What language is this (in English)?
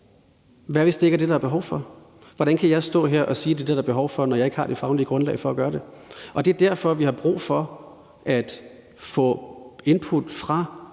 Danish